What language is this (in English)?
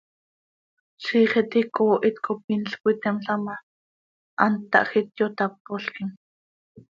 Seri